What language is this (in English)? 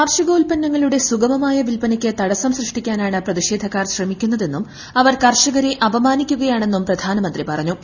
Malayalam